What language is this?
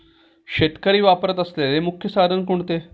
Marathi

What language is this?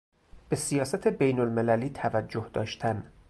Persian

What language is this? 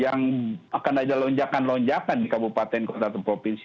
Indonesian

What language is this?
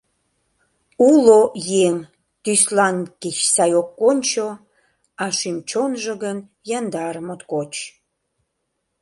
Mari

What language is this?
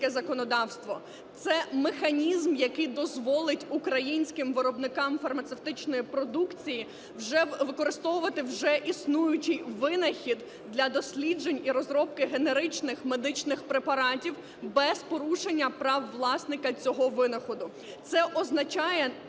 Ukrainian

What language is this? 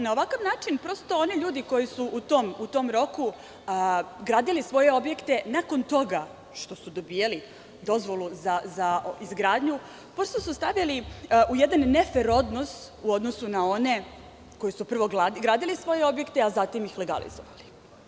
Serbian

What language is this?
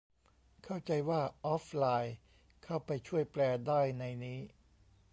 Thai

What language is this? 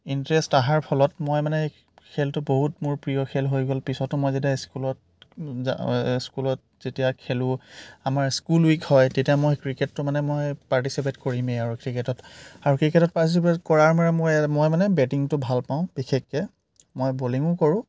Assamese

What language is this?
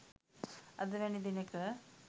Sinhala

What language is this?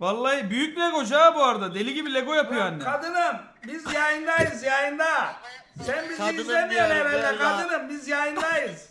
Turkish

